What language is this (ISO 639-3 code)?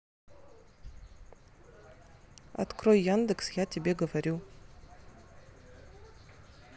rus